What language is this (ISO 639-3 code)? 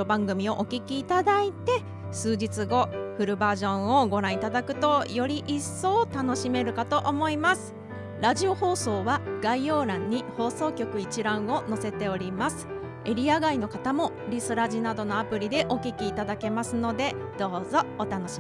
jpn